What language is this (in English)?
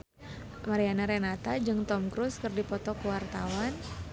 Sundanese